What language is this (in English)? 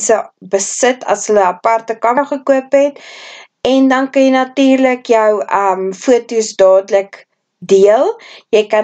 Dutch